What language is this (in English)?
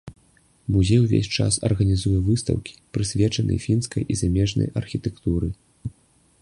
Belarusian